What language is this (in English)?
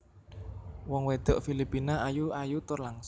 Javanese